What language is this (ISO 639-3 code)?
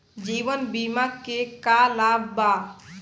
bho